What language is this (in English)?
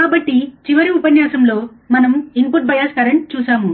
Telugu